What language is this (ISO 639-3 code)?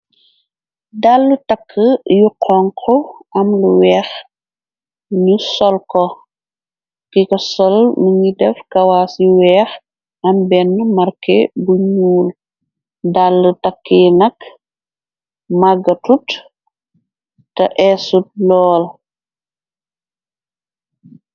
wol